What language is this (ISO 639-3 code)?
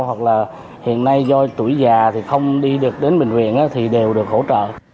vie